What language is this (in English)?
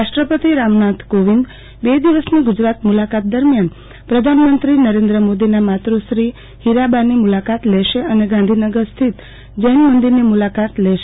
Gujarati